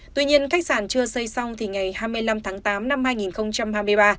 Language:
Vietnamese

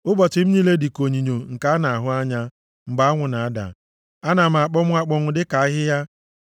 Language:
Igbo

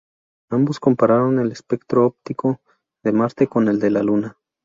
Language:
Spanish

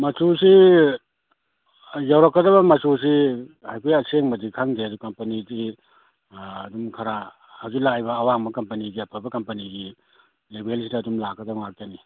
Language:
Manipuri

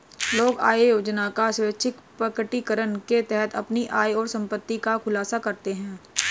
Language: Hindi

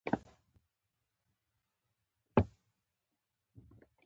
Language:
Pashto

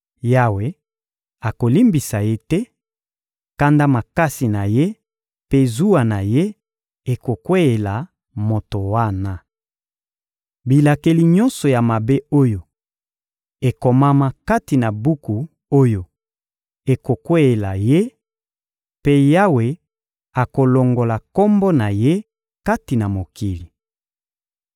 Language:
Lingala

